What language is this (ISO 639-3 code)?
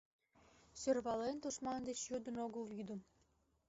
chm